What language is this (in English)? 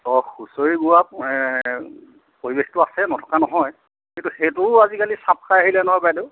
Assamese